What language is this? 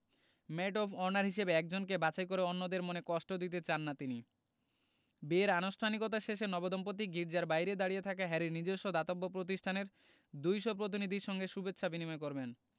Bangla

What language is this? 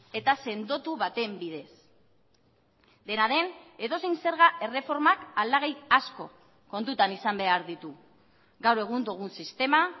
Basque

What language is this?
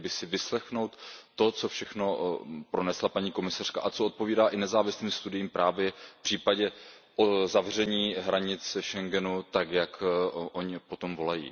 Czech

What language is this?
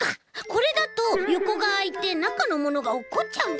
Japanese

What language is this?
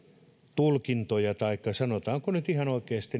Finnish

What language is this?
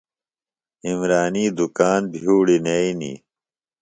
Phalura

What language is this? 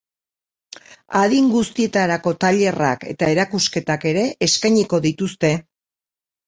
Basque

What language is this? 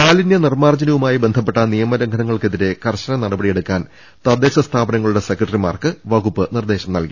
Malayalam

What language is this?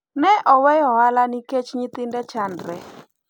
Luo (Kenya and Tanzania)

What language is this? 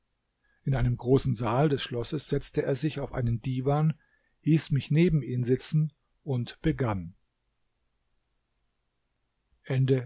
German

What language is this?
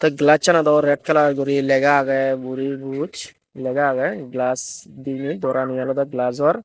Chakma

